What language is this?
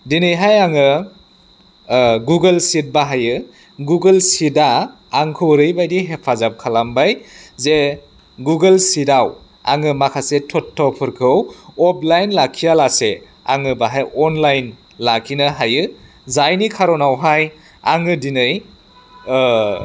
Bodo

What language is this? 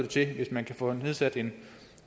Danish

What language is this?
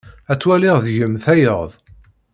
Kabyle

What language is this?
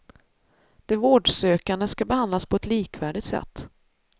Swedish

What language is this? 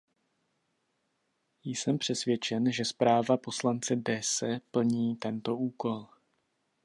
Czech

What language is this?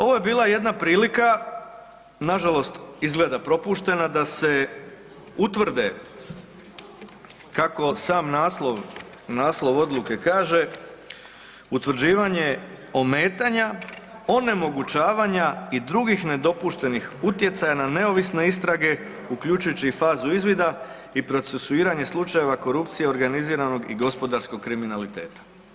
Croatian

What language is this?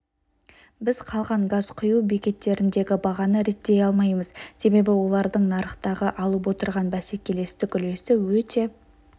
Kazakh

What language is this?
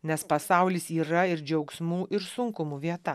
Lithuanian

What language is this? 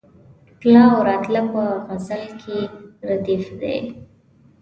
Pashto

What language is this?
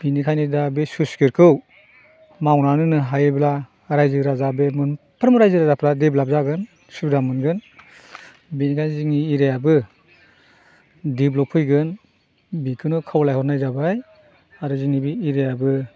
Bodo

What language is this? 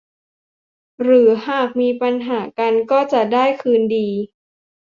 Thai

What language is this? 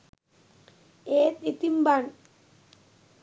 Sinhala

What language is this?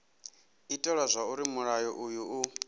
Venda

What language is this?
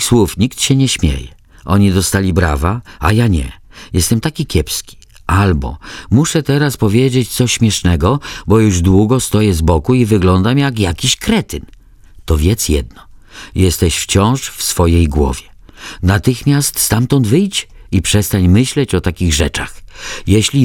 Polish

